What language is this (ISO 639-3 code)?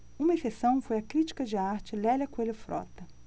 por